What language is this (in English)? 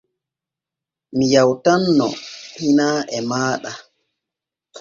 Borgu Fulfulde